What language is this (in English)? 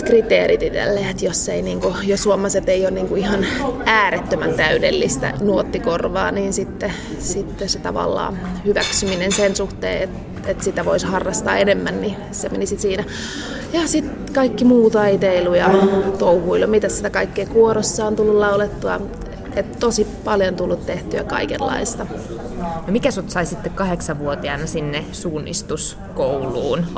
Finnish